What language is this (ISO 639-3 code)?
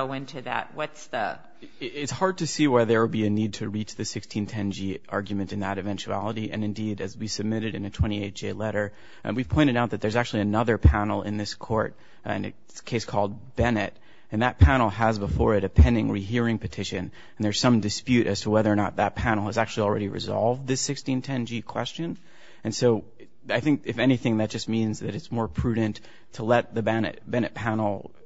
eng